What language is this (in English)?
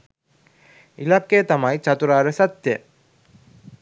Sinhala